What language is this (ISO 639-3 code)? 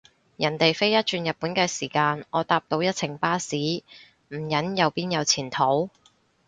yue